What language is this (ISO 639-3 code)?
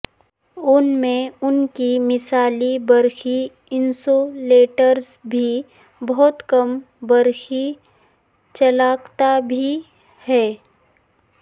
urd